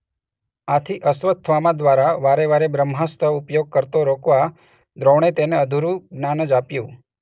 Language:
Gujarati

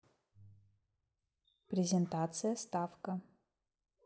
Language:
Russian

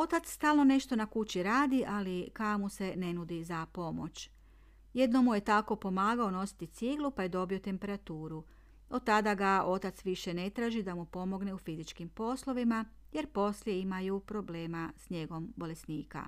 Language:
Croatian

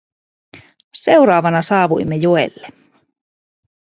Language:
Finnish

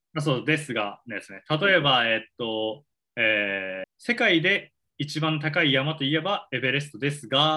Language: Japanese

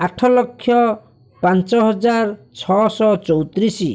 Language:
Odia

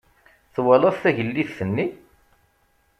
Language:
Kabyle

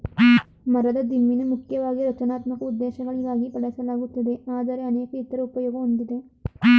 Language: Kannada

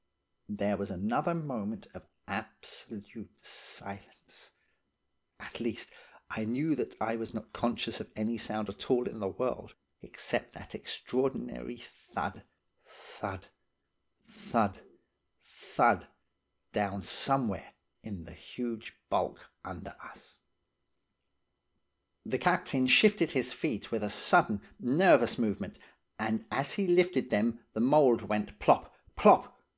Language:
English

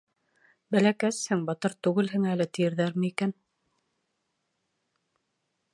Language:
Bashkir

